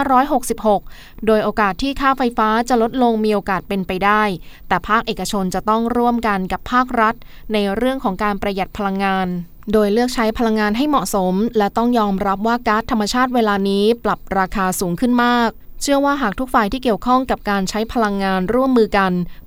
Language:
Thai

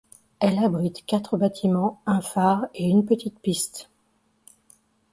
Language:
French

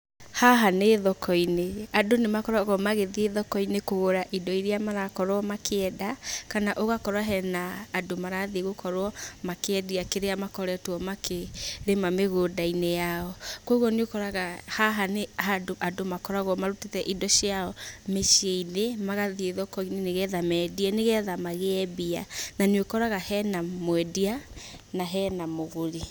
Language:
Kikuyu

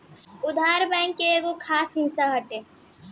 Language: Bhojpuri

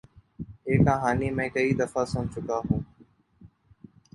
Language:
Urdu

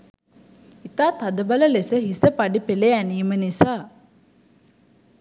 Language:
Sinhala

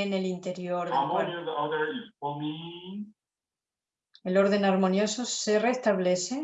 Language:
Spanish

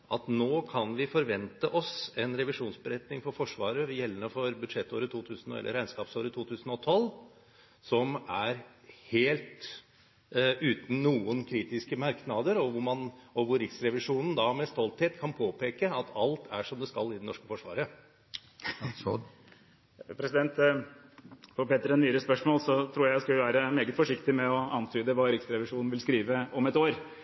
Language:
Norwegian Bokmål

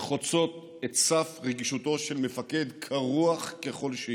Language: Hebrew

